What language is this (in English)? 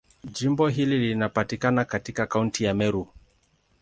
Swahili